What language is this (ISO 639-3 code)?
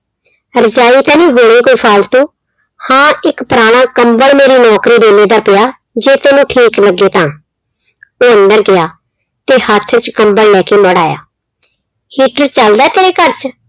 pan